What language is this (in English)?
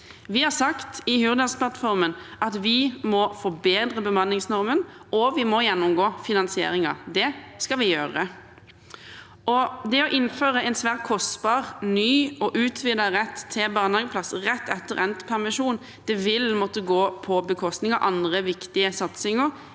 Norwegian